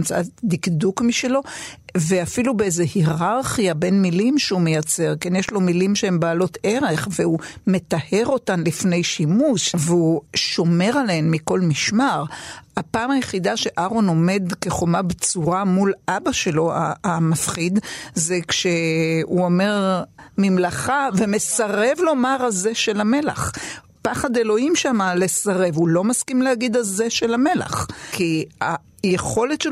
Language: Hebrew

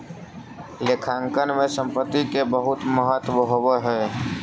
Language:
Magahi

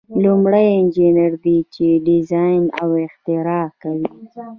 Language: Pashto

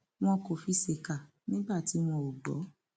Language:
Yoruba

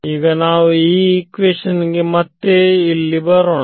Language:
Kannada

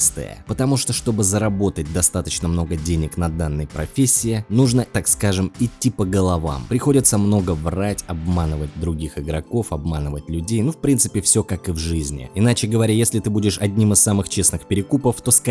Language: Russian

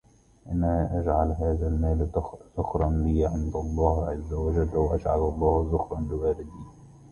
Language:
Arabic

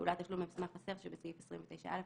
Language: Hebrew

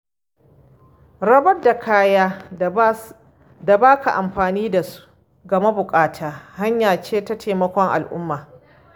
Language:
Hausa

